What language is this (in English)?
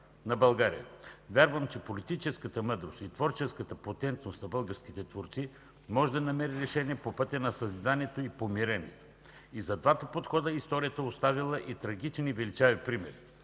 Bulgarian